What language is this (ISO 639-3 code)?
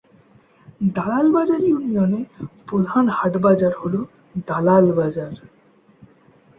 ben